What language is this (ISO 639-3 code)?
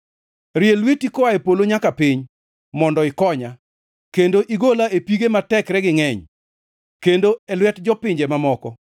luo